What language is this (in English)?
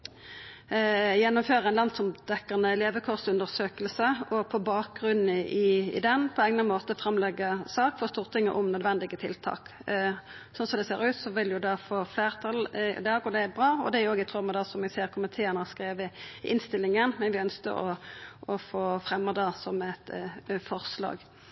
Norwegian Nynorsk